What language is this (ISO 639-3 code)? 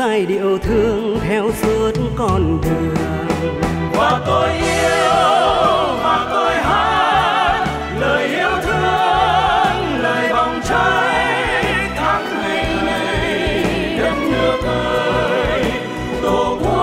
vie